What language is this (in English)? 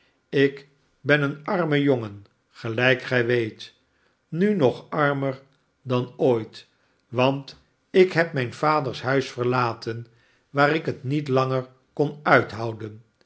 Dutch